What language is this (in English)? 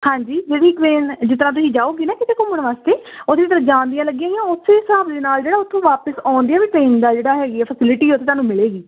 Punjabi